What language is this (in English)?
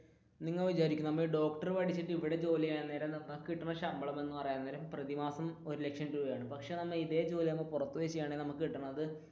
Malayalam